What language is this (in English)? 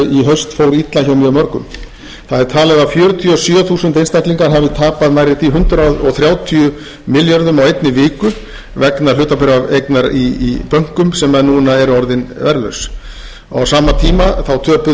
Icelandic